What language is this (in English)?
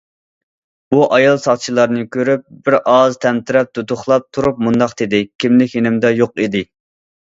Uyghur